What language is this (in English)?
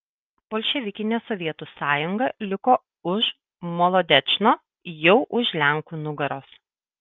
Lithuanian